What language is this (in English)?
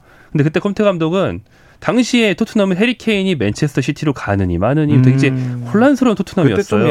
Korean